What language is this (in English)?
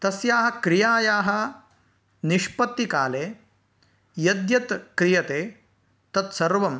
Sanskrit